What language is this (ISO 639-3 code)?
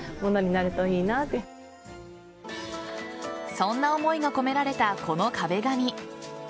jpn